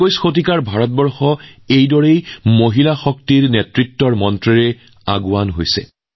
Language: Assamese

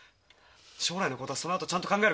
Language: Japanese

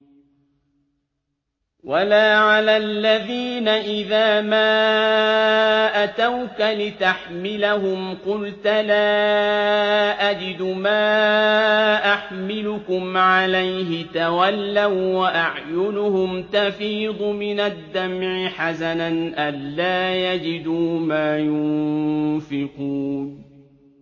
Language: Arabic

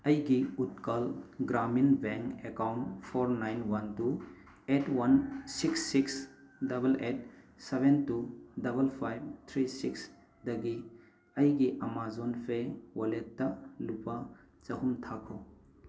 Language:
Manipuri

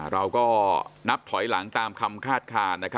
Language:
Thai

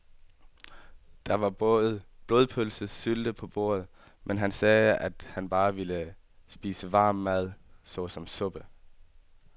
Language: Danish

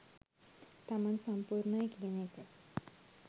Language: Sinhala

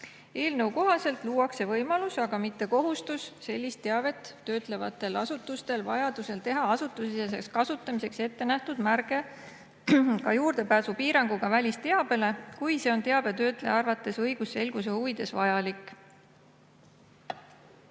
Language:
Estonian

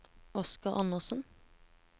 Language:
Norwegian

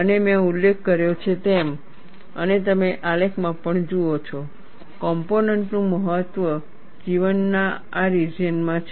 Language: Gujarati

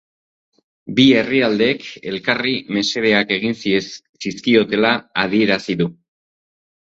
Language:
Basque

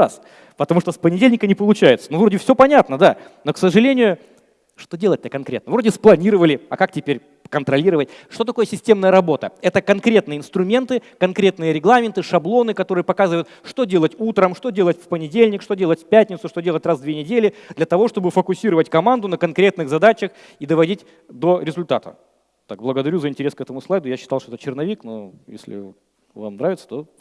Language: Russian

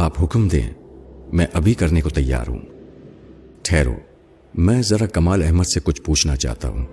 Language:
Urdu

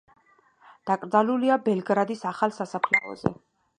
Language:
Georgian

